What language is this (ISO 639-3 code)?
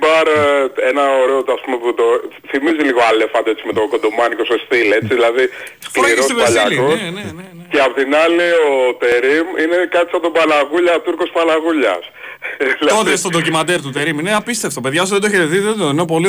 ell